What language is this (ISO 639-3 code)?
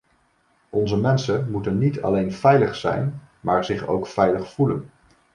nld